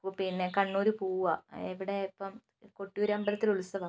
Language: Malayalam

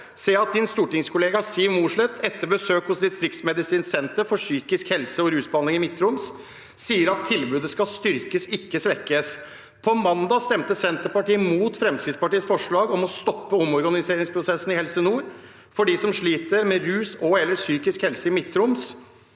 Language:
Norwegian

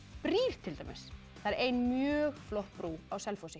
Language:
Icelandic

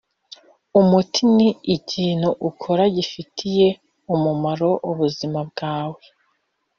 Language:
Kinyarwanda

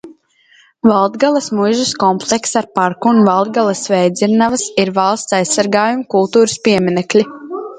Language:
Latvian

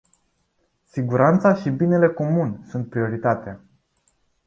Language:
Romanian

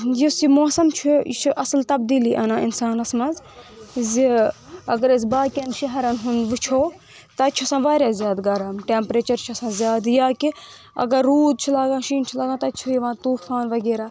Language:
Kashmiri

